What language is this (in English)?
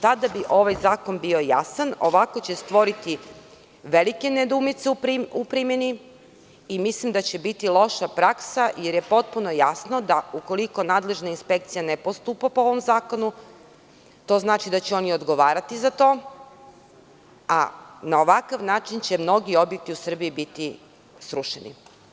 Serbian